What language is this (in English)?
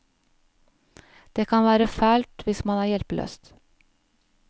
Norwegian